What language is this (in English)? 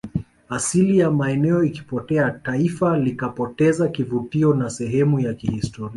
Swahili